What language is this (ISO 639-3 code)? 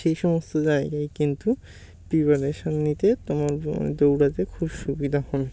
ben